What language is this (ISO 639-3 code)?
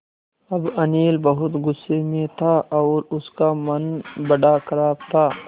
hin